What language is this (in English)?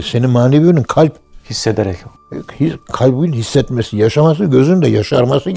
Turkish